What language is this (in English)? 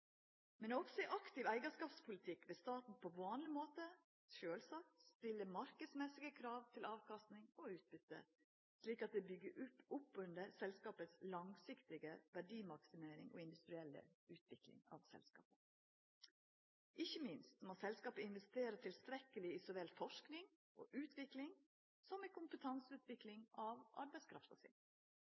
Norwegian Nynorsk